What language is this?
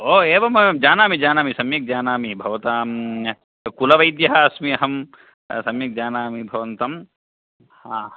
Sanskrit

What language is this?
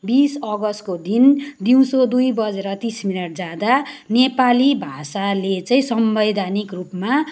Nepali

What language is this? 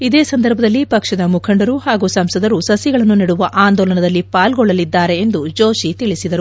Kannada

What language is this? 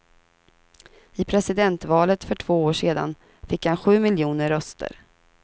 Swedish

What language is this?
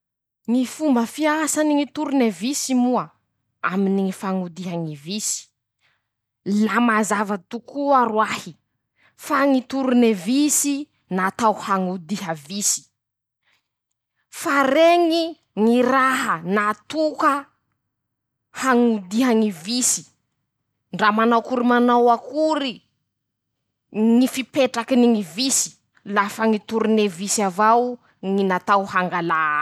Masikoro Malagasy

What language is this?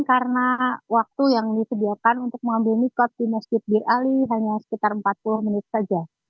Indonesian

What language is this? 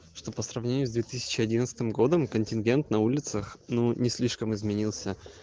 Russian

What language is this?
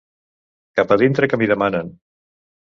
Catalan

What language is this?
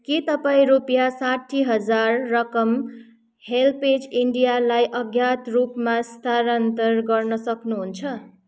Nepali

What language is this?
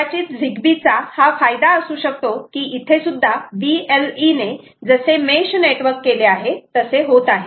Marathi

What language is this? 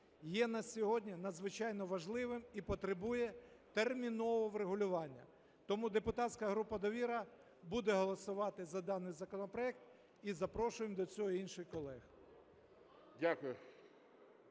Ukrainian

